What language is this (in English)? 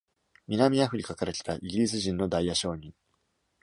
Japanese